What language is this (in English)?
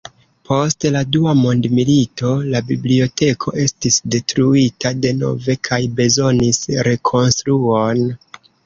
Esperanto